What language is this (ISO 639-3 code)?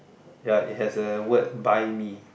eng